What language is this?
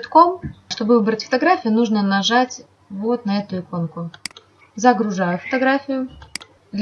Russian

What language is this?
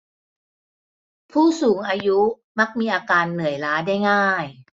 Thai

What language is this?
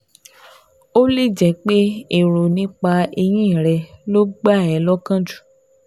Yoruba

